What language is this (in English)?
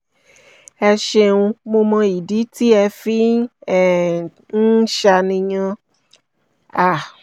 Yoruba